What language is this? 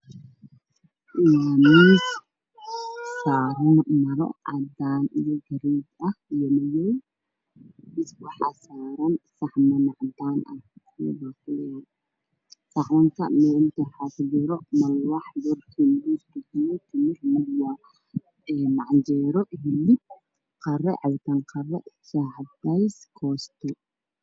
Somali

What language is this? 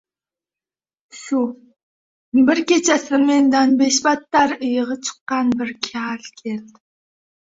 Uzbek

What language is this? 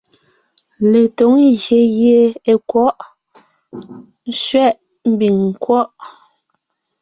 Ngiemboon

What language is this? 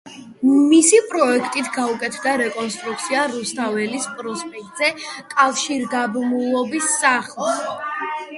Georgian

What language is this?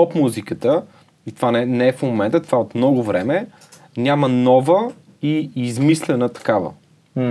Bulgarian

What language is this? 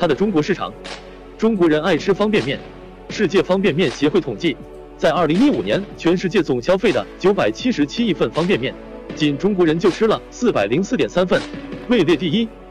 Chinese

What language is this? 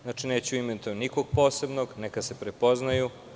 Serbian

